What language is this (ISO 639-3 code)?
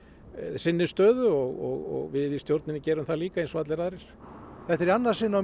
isl